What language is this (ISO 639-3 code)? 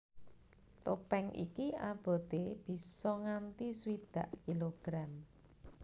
jav